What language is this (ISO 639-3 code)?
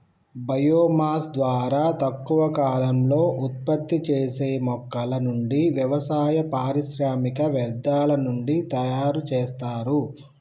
tel